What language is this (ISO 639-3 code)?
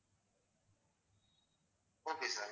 tam